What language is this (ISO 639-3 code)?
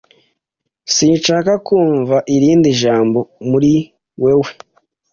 kin